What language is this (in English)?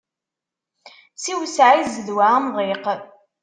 Kabyle